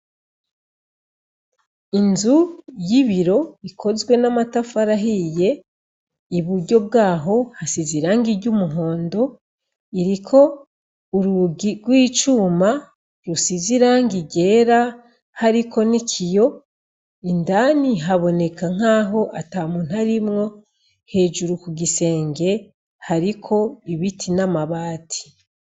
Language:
Rundi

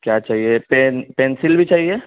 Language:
Urdu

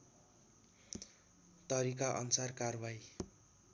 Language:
Nepali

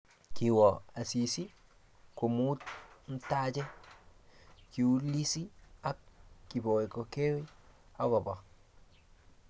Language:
Kalenjin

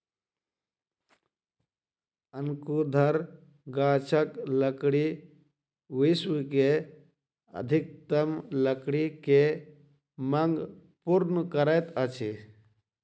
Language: Maithili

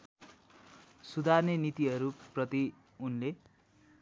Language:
Nepali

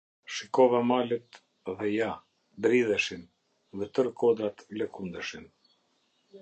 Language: Albanian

